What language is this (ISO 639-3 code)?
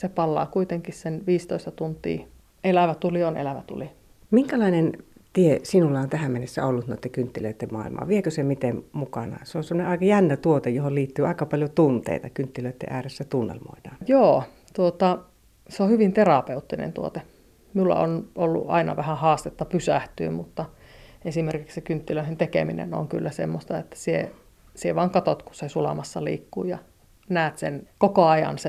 fin